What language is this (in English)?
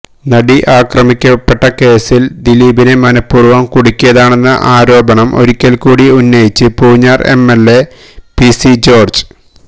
Malayalam